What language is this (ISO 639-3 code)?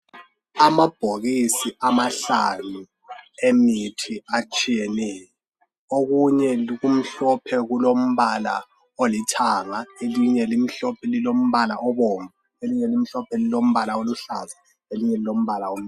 nde